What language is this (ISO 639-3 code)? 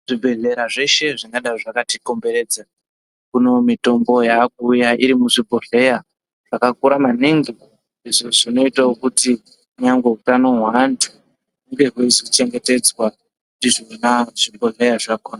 ndc